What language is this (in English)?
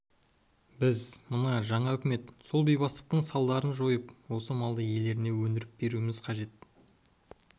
Kazakh